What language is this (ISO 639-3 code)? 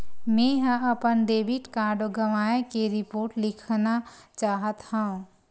hne